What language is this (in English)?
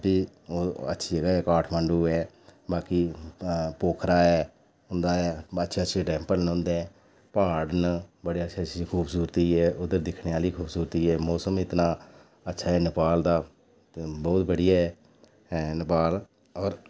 Dogri